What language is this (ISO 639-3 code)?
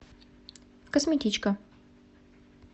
rus